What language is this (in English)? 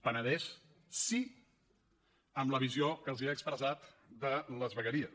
Catalan